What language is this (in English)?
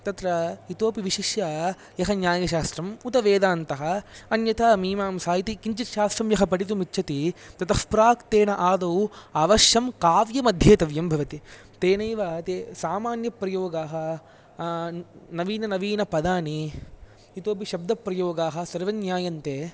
Sanskrit